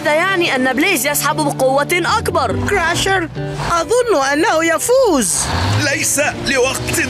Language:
Arabic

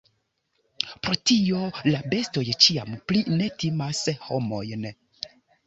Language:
Esperanto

